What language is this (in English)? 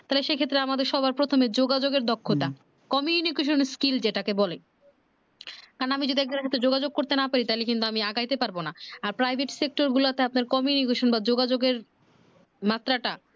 Bangla